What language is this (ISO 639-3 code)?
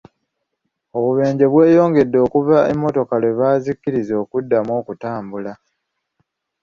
lug